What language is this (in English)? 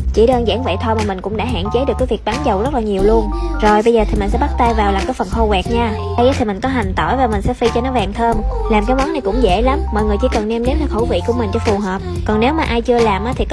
Vietnamese